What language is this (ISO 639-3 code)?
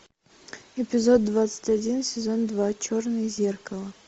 rus